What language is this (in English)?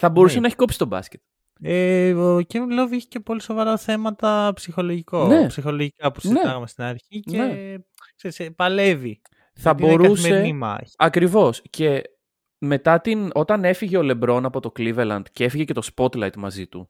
Greek